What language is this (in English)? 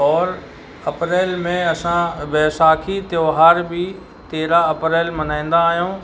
Sindhi